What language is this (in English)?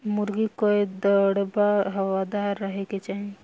Bhojpuri